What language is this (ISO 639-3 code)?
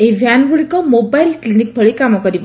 ori